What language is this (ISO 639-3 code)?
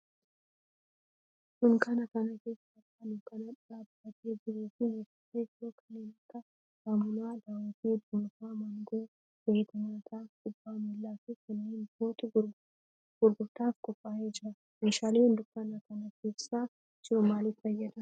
orm